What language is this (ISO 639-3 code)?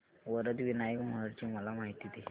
mar